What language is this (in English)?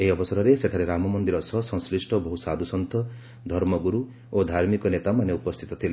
Odia